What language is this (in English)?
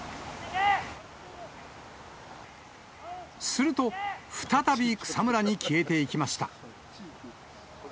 Japanese